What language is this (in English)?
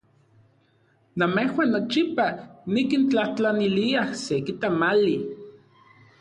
Central Puebla Nahuatl